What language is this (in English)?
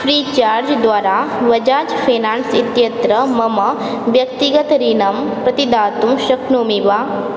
Sanskrit